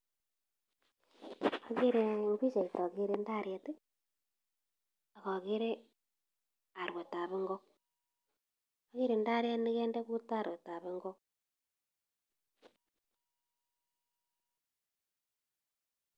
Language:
Kalenjin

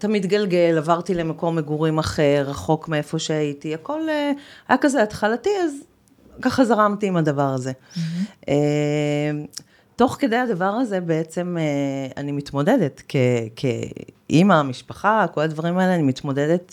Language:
Hebrew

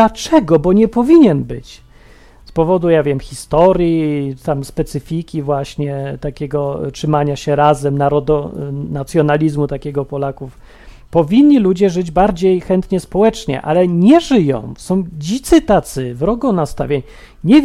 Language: Polish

